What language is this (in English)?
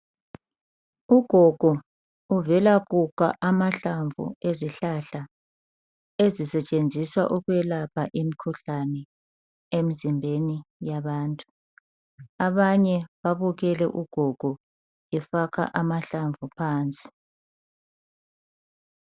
North Ndebele